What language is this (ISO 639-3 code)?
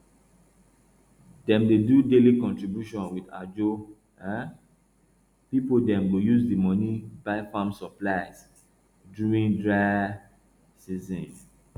pcm